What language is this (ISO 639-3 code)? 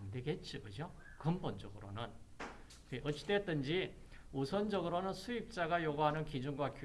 kor